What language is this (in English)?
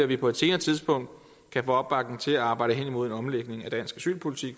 Danish